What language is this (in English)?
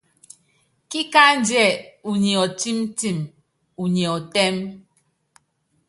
Yangben